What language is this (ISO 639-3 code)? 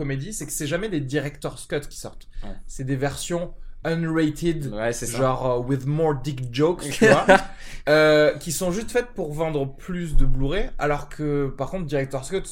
fra